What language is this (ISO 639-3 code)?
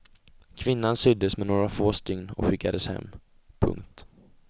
swe